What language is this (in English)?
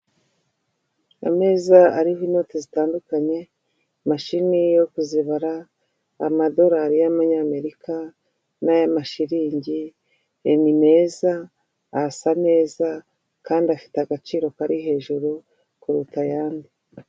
Kinyarwanda